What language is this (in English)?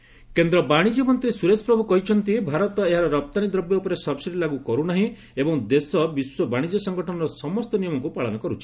Odia